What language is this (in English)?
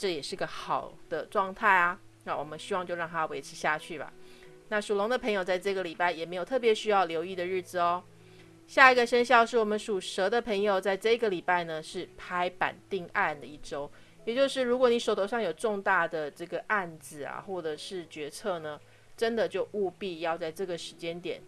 Chinese